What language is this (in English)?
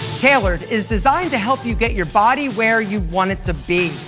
English